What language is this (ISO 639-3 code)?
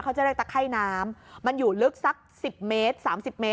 tha